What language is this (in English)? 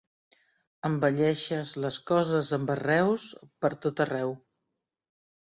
Catalan